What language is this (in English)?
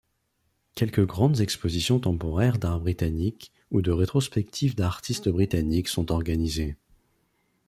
French